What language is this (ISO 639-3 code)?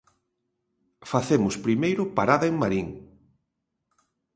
glg